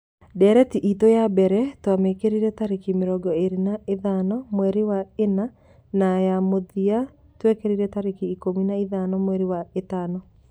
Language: Kikuyu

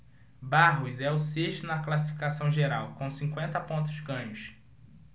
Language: Portuguese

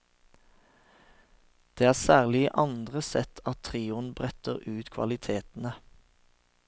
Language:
Norwegian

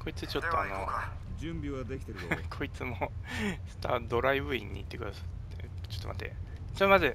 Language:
Japanese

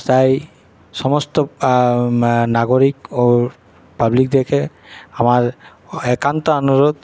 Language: Bangla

